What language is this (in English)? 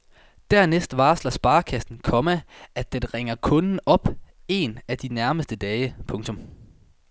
Danish